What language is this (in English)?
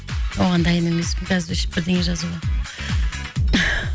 Kazakh